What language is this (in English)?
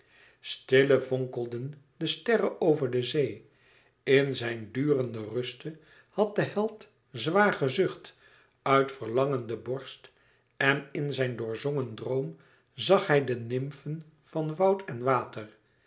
Dutch